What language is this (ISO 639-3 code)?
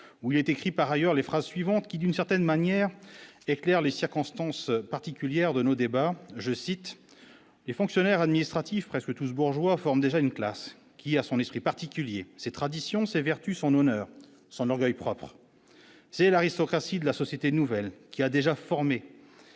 fra